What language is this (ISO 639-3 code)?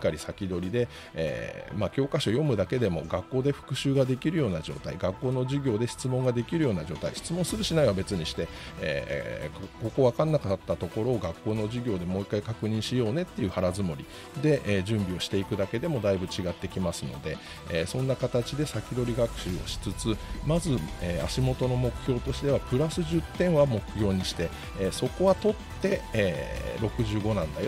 jpn